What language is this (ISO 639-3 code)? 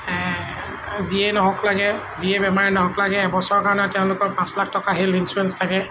asm